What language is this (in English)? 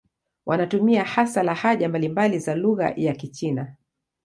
Swahili